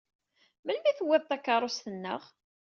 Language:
Kabyle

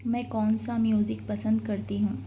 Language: Urdu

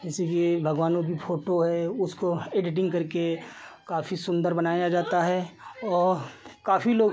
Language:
Hindi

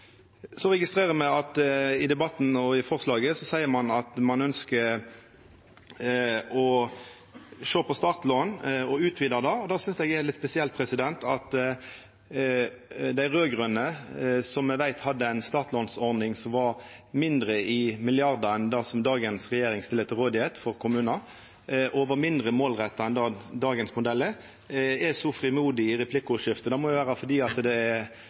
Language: Norwegian Nynorsk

